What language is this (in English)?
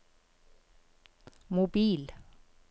Norwegian